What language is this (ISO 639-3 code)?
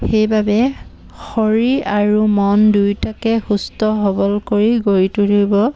asm